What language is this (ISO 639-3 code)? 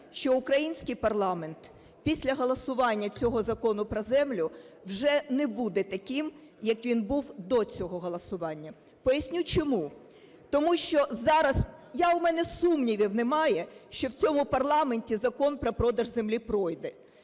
ukr